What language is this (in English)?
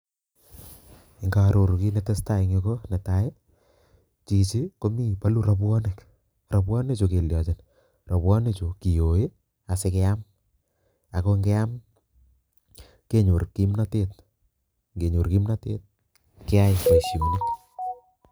Kalenjin